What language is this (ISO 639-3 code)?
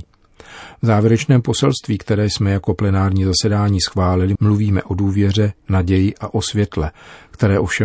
ces